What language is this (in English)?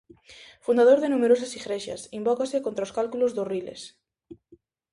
Galician